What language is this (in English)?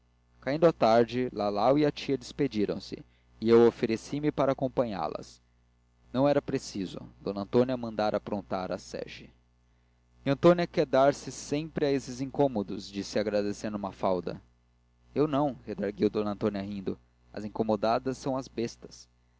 Portuguese